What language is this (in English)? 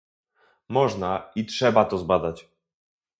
Polish